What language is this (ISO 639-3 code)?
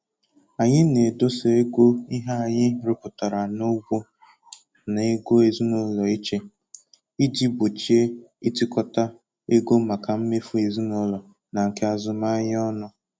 ibo